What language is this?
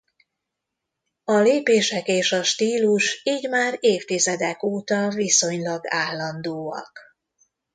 Hungarian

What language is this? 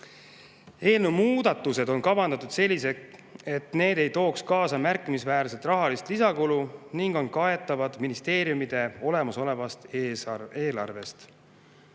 Estonian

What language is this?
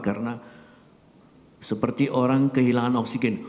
Indonesian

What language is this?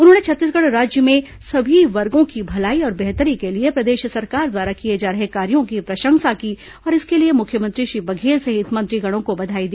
Hindi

